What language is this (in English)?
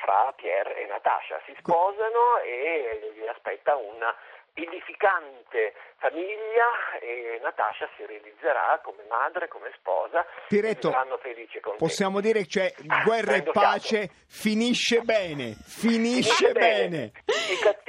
Italian